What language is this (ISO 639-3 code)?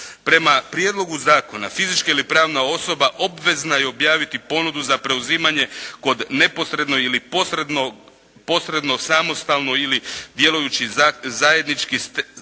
hrv